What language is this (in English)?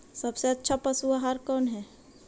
Magahi